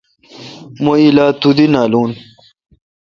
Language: Kalkoti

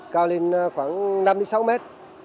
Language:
Vietnamese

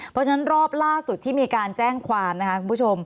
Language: Thai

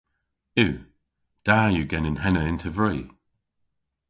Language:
Cornish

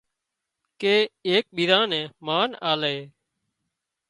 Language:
Wadiyara Koli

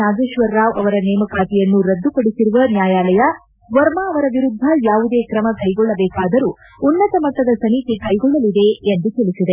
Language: Kannada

